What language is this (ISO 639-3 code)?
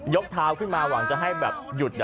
tha